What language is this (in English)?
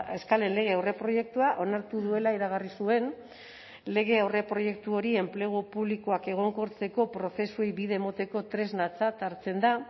Basque